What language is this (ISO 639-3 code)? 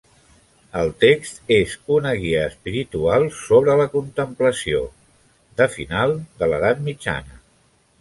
cat